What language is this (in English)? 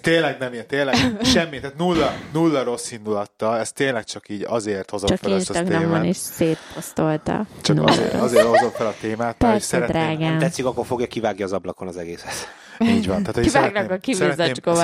Hungarian